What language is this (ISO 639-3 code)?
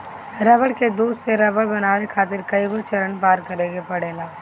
bho